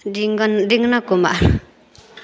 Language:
Maithili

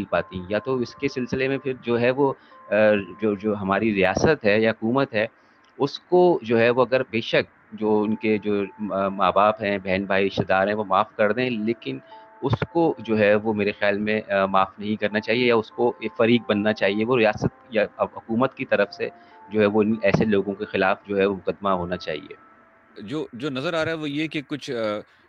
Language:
Urdu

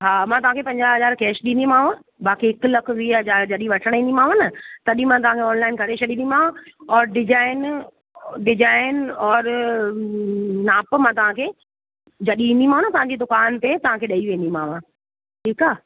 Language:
Sindhi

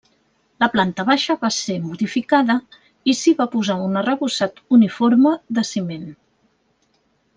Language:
Catalan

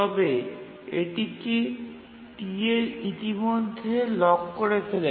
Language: Bangla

